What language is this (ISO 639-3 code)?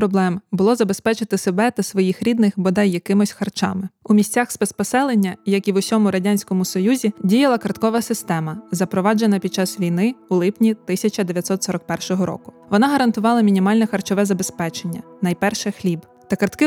ukr